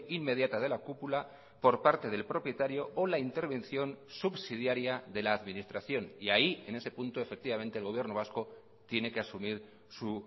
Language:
Spanish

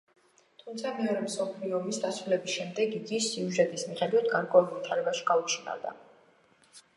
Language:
Georgian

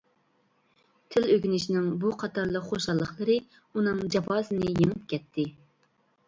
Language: Uyghur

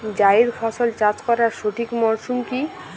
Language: Bangla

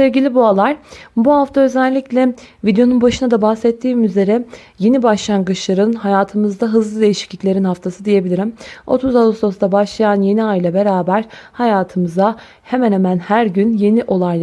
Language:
Turkish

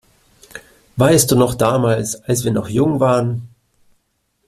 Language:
German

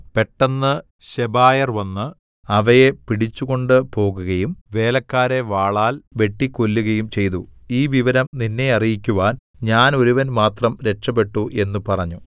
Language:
Malayalam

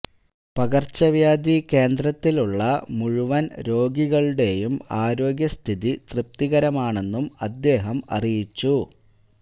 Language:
Malayalam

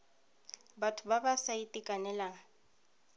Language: Tswana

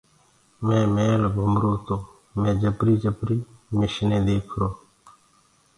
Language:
Gurgula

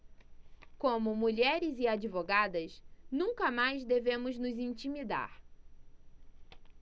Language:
Portuguese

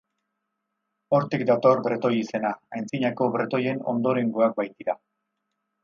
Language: Basque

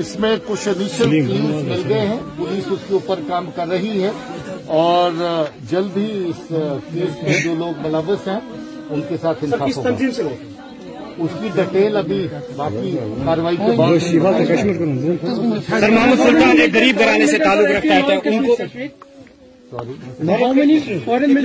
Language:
Romanian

